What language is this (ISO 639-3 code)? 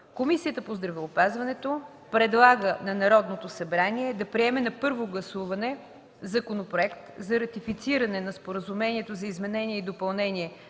bul